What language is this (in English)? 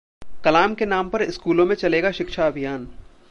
Hindi